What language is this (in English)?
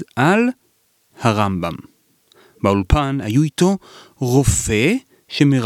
Hebrew